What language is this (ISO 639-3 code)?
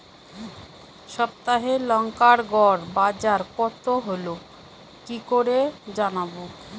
ben